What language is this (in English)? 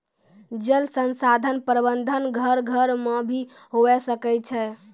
Maithili